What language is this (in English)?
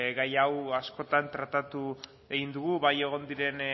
Basque